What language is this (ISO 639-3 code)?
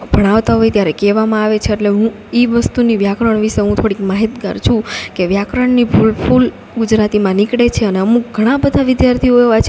guj